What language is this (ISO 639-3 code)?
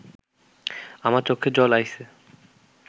ben